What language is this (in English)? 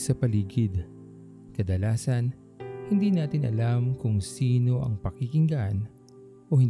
Filipino